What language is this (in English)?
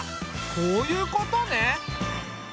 Japanese